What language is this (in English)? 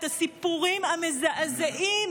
Hebrew